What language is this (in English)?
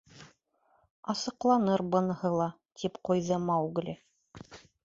Bashkir